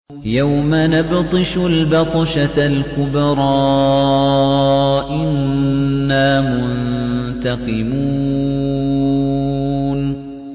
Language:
Arabic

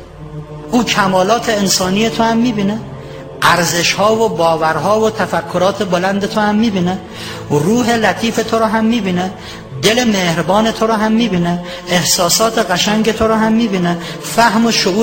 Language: Persian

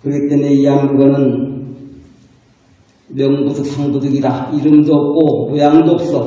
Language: Korean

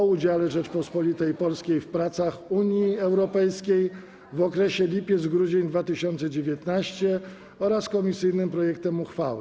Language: Polish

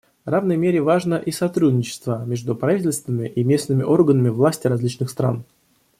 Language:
Russian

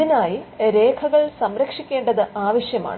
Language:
Malayalam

